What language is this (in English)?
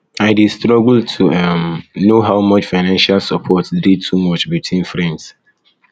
Nigerian Pidgin